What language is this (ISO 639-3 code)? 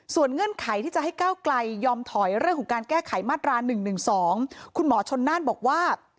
tha